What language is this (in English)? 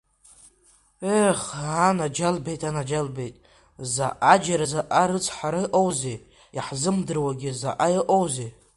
Abkhazian